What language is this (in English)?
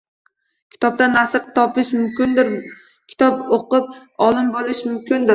Uzbek